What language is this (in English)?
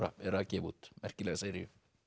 Icelandic